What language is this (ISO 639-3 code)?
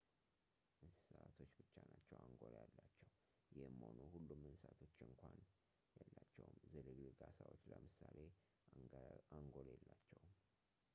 amh